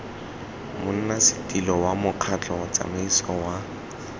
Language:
Tswana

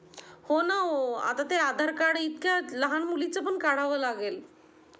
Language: Marathi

